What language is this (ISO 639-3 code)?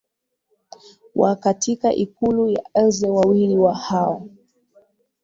swa